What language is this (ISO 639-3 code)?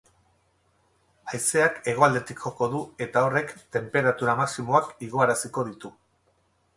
eus